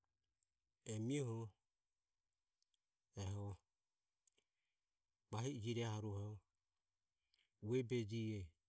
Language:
Ömie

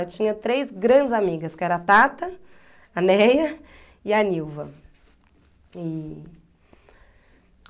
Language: Portuguese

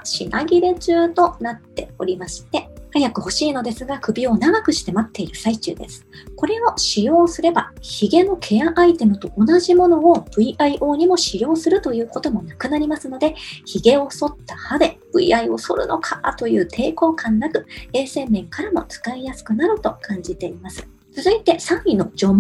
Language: Japanese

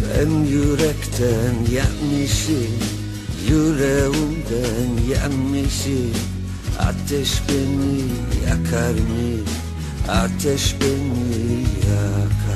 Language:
Turkish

